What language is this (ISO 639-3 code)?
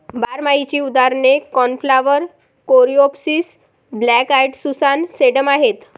mar